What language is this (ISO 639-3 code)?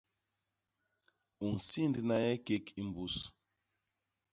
bas